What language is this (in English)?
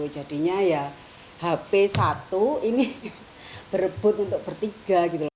Indonesian